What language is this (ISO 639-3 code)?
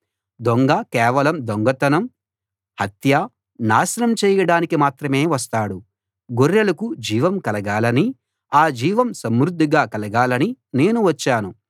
tel